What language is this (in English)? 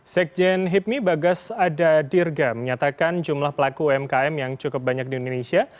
Indonesian